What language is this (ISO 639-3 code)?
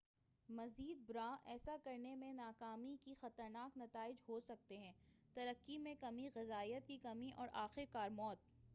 urd